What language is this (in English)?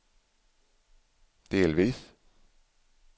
Swedish